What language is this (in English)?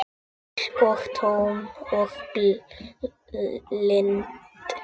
Icelandic